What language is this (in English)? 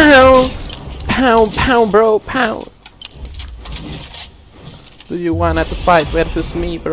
Spanish